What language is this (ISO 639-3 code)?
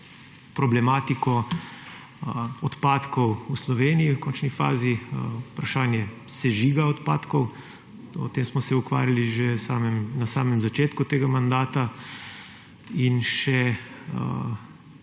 slv